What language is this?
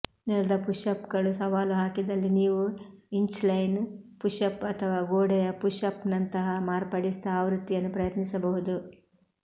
Kannada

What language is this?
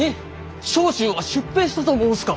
Japanese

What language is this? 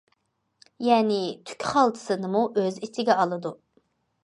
Uyghur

